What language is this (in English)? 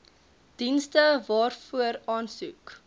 Afrikaans